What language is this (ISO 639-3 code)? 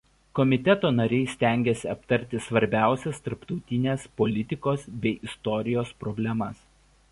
lit